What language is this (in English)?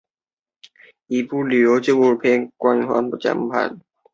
Chinese